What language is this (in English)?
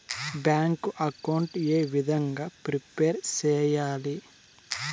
Telugu